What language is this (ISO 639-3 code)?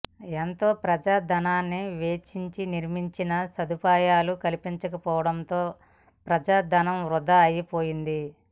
tel